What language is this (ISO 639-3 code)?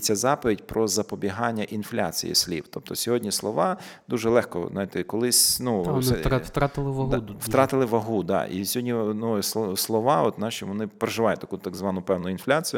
ukr